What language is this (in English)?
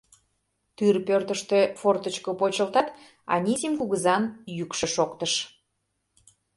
Mari